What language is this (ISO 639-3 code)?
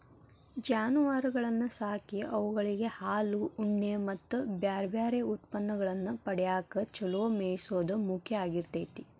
kan